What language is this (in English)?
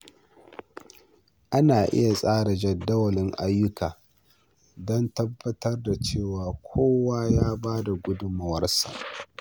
Hausa